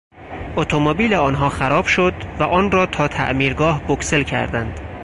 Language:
Persian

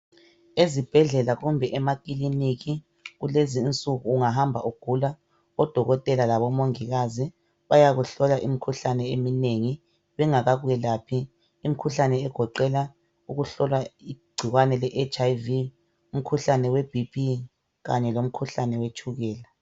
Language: North Ndebele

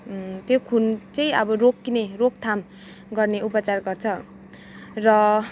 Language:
Nepali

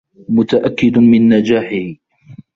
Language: Arabic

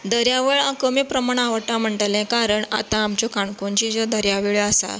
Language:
Konkani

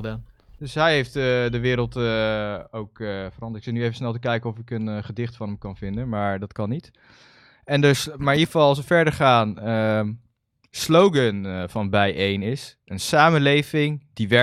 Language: Dutch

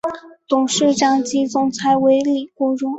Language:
Chinese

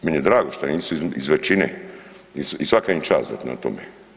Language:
Croatian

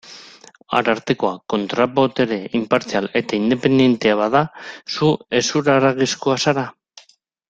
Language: Basque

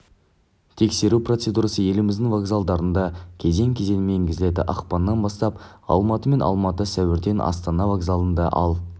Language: Kazakh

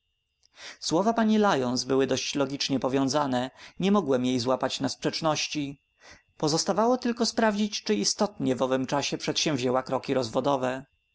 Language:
Polish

